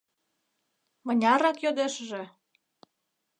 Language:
Mari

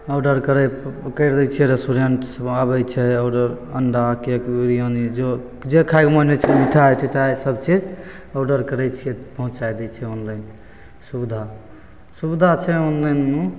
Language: Maithili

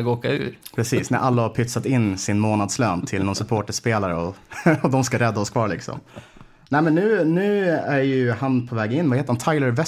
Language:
Swedish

